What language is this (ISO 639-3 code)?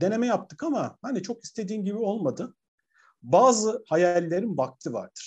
tur